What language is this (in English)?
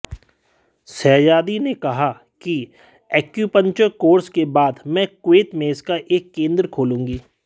Hindi